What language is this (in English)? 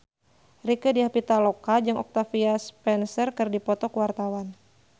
Sundanese